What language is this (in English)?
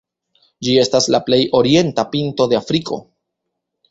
Esperanto